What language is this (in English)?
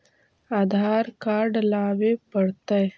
Magahi